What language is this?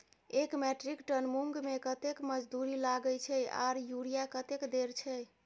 Maithili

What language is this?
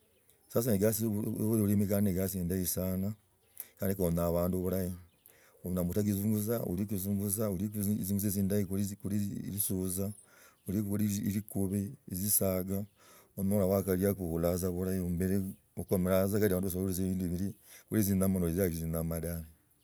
Logooli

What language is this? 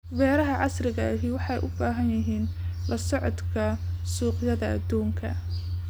Somali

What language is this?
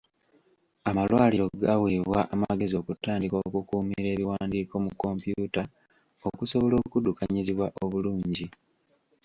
Ganda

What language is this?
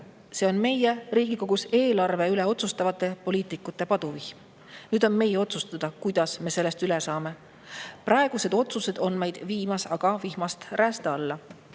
Estonian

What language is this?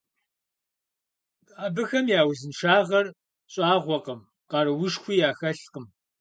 Kabardian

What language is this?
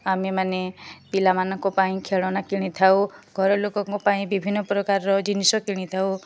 Odia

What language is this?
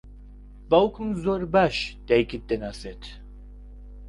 Central Kurdish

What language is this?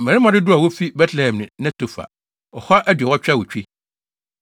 Akan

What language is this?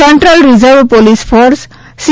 Gujarati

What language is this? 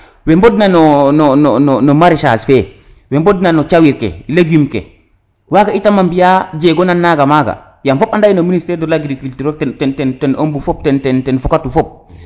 Serer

